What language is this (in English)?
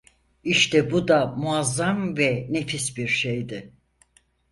Turkish